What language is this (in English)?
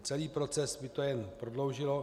Czech